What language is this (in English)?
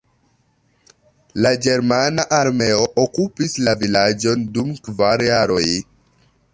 Esperanto